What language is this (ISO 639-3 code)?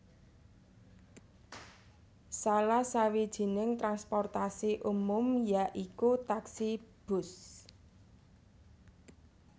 jav